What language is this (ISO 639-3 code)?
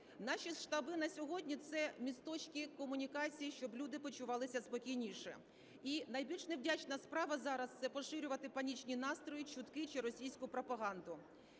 ukr